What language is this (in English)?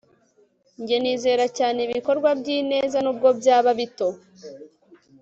Kinyarwanda